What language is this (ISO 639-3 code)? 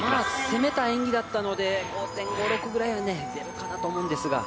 jpn